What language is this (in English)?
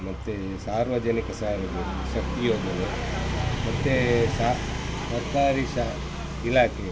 Kannada